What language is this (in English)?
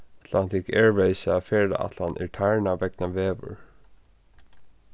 Faroese